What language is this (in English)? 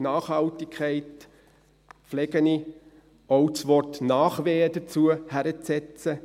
Swiss German